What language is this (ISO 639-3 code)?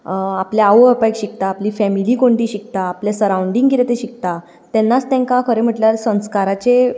kok